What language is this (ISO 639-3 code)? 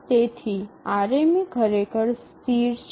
guj